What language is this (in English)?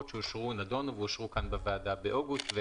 Hebrew